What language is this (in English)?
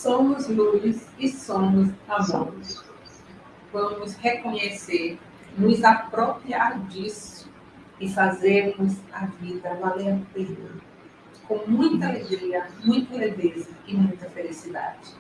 Portuguese